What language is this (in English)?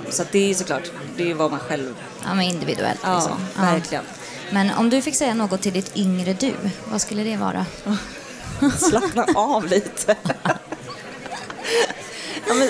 Swedish